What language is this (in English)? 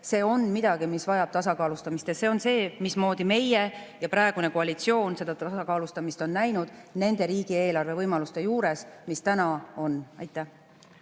Estonian